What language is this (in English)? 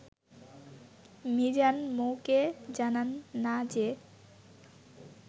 Bangla